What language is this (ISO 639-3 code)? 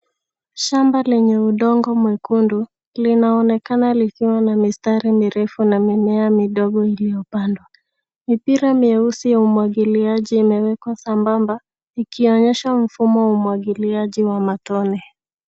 swa